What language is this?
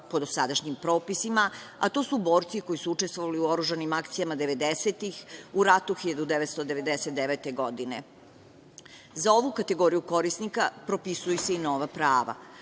Serbian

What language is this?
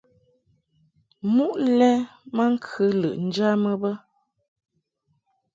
Mungaka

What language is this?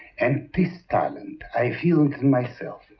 English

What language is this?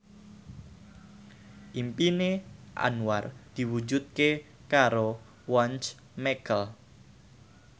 Javanese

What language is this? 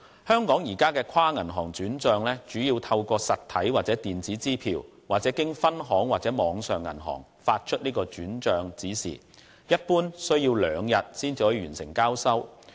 Cantonese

